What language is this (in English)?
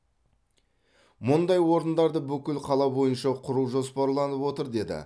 Kazakh